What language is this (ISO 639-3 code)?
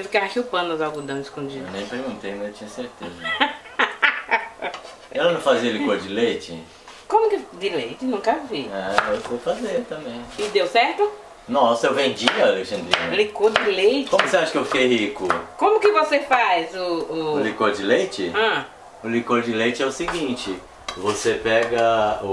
por